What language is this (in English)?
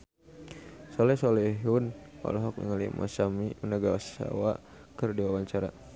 Sundanese